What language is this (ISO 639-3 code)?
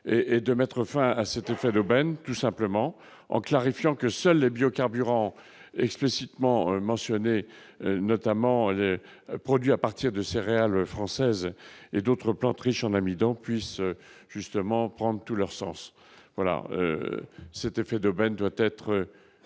fra